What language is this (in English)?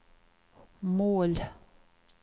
Swedish